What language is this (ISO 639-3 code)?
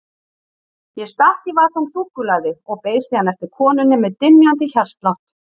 isl